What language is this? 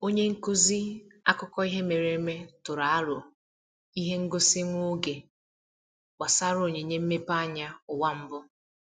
Igbo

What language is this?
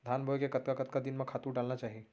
Chhattisgarhi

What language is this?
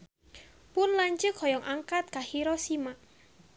Sundanese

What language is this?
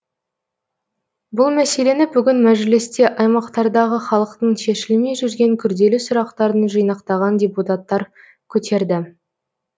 Kazakh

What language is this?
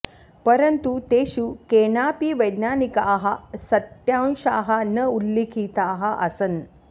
Sanskrit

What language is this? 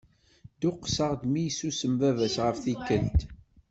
Kabyle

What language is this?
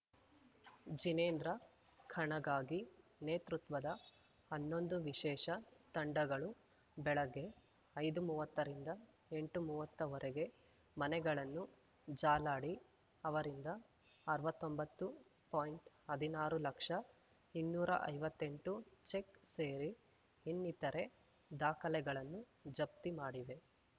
Kannada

